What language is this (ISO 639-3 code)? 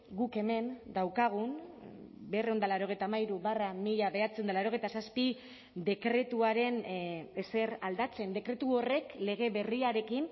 eus